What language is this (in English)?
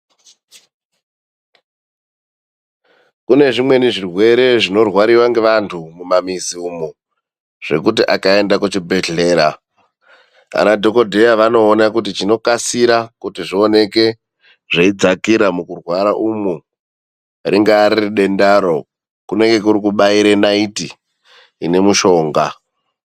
Ndau